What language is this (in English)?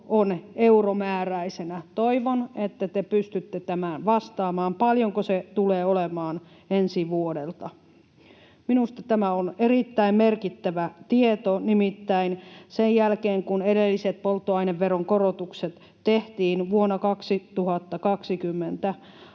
Finnish